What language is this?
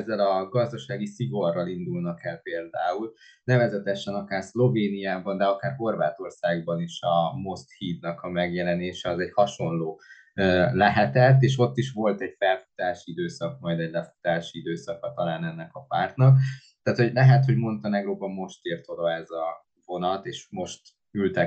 Hungarian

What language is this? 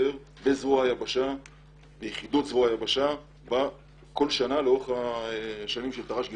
Hebrew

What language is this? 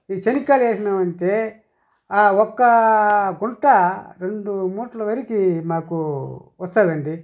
Telugu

